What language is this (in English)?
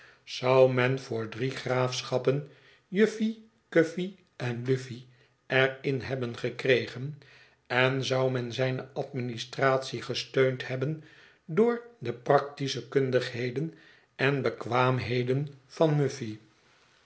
Dutch